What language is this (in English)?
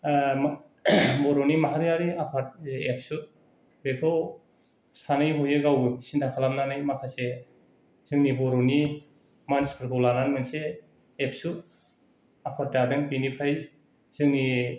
Bodo